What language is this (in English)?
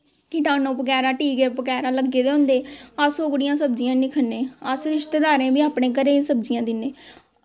Dogri